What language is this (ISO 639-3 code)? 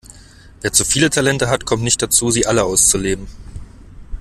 deu